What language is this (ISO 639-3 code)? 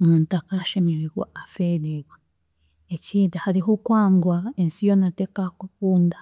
cgg